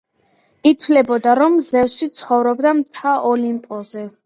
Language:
Georgian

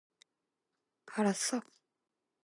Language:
Korean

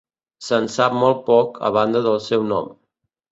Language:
Catalan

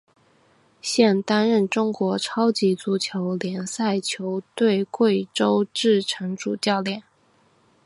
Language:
Chinese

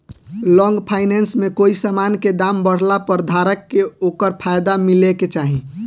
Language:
Bhojpuri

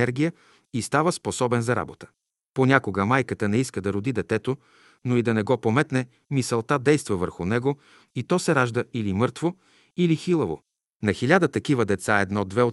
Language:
Bulgarian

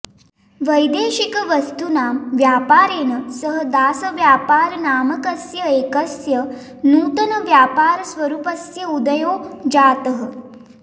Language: Sanskrit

